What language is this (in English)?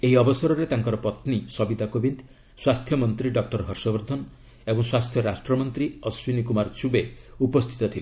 Odia